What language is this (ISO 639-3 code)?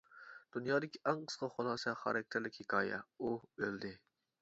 uig